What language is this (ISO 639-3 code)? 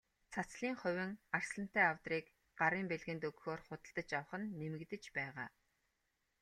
mon